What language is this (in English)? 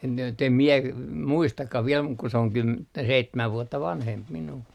Finnish